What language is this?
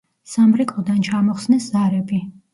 Georgian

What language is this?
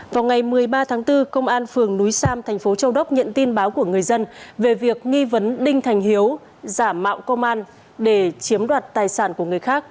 Vietnamese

